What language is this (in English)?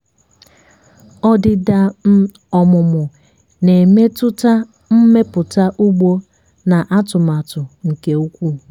Igbo